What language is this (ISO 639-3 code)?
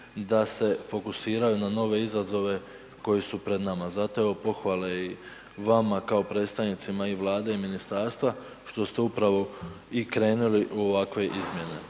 hrv